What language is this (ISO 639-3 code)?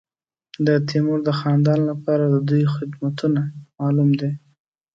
pus